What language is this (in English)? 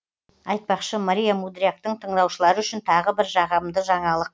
Kazakh